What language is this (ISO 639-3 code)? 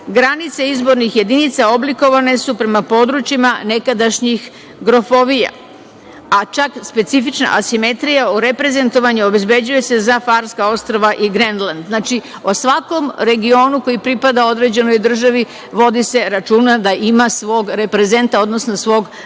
srp